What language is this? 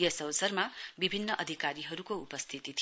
Nepali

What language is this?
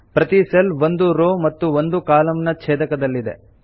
Kannada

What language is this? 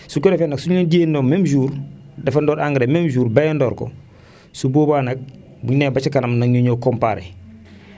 Wolof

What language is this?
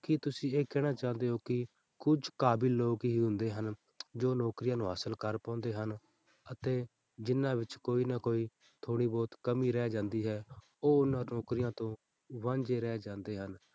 Punjabi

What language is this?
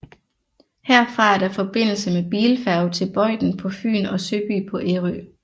Danish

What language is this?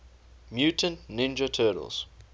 English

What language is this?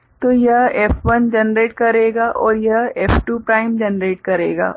Hindi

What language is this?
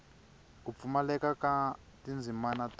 Tsonga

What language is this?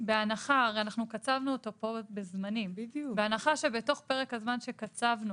Hebrew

